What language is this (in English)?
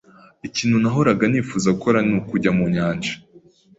Kinyarwanda